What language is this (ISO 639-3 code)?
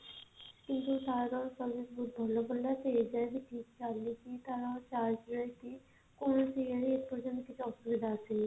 ori